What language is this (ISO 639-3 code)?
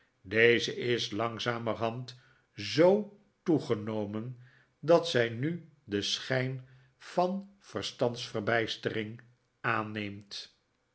nld